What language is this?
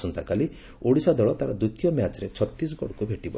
Odia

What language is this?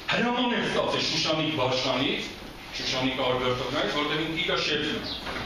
Turkish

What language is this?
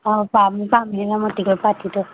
Manipuri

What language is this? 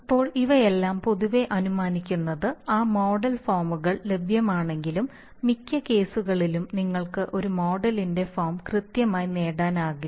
Malayalam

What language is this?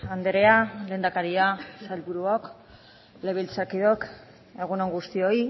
Basque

